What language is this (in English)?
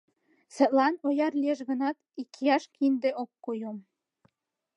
Mari